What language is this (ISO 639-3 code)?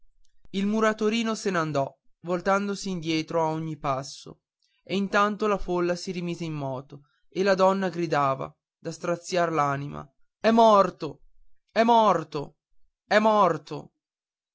ita